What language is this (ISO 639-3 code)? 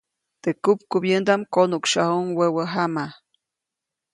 zoc